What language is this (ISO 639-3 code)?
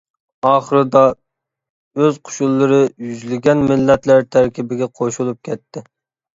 uig